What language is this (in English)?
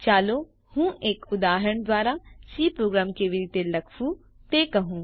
Gujarati